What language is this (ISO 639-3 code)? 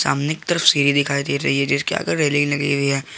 hin